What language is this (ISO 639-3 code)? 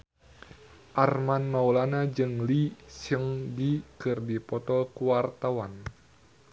sun